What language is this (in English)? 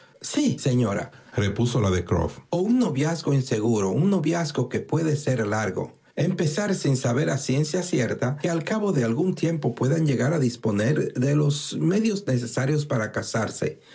Spanish